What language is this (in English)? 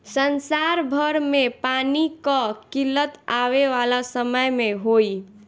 Bhojpuri